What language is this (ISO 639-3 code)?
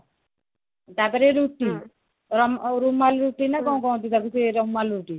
ori